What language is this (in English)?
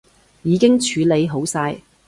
Cantonese